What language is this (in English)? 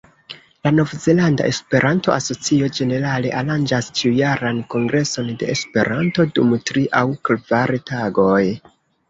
Esperanto